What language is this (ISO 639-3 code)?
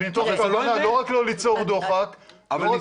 heb